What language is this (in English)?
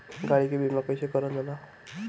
Bhojpuri